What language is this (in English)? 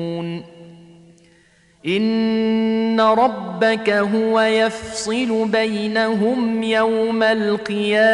Arabic